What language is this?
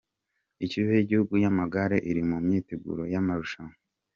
Kinyarwanda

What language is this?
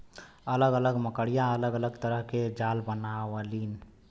Bhojpuri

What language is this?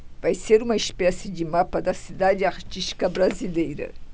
Portuguese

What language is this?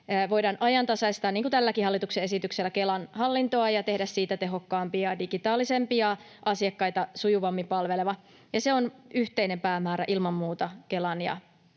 Finnish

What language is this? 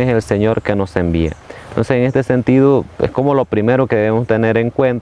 Spanish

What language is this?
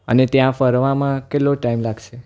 Gujarati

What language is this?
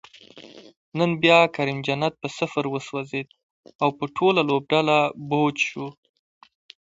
Pashto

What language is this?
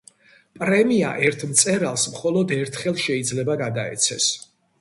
Georgian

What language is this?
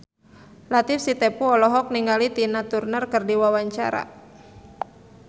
Sundanese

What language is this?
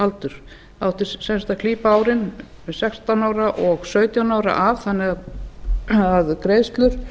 Icelandic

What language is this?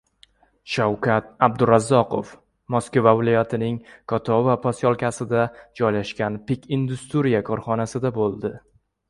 Uzbek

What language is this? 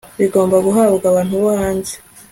Kinyarwanda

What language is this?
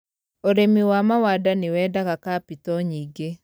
Kikuyu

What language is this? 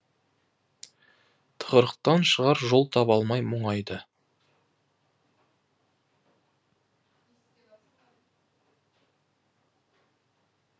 Kazakh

